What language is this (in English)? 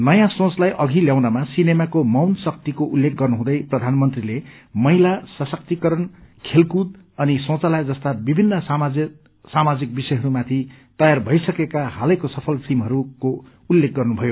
Nepali